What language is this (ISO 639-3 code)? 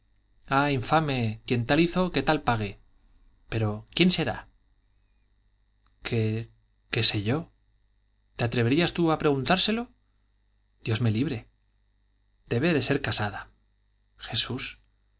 spa